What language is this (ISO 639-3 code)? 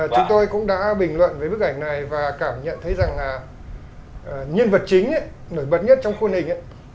vie